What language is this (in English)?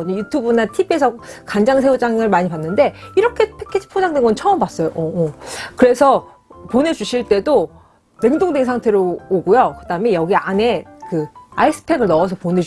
Korean